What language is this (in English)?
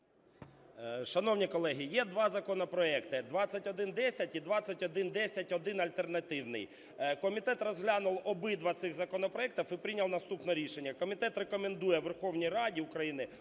Ukrainian